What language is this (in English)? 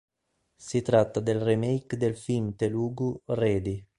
Italian